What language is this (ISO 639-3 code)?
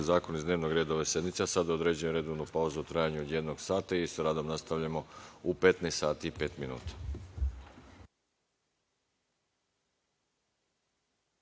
srp